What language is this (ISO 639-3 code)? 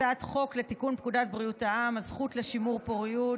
heb